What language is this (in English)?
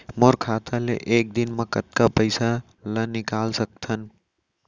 Chhattisgarhi